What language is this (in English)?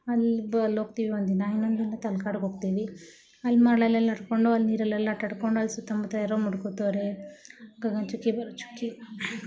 Kannada